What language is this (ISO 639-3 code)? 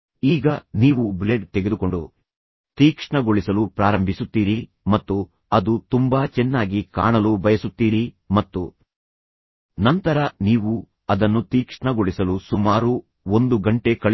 kan